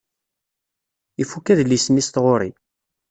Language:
Kabyle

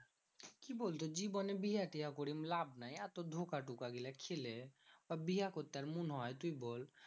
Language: Bangla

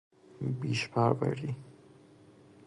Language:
Persian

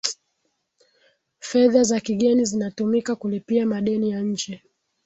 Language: Swahili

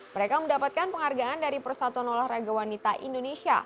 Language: Indonesian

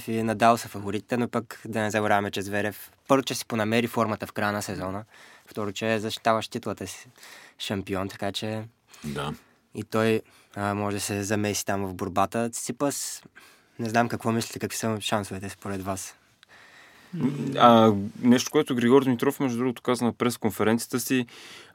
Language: Bulgarian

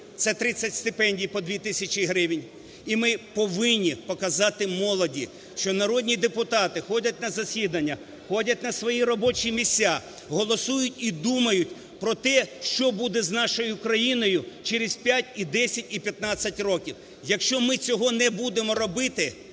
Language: Ukrainian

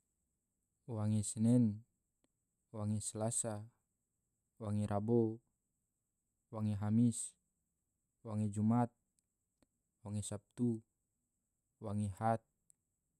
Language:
Tidore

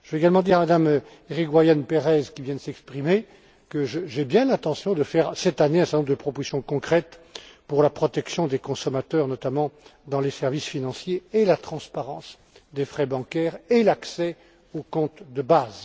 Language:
French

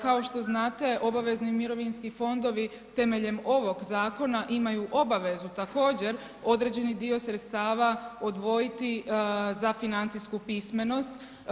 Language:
Croatian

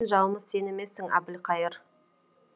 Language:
Kazakh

